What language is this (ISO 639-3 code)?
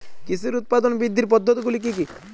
ben